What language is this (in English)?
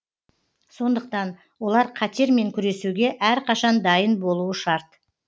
Kazakh